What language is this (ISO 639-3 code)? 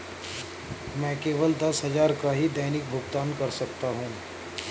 hin